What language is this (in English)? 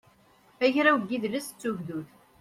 Kabyle